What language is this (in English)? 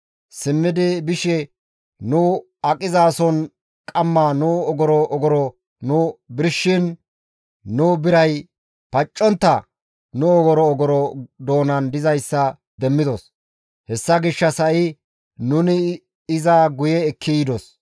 Gamo